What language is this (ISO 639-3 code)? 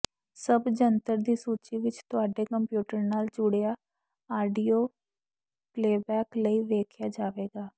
pan